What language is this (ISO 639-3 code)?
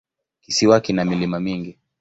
swa